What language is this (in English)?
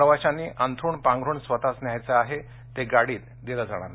Marathi